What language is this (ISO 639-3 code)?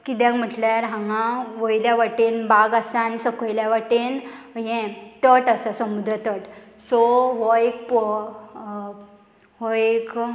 kok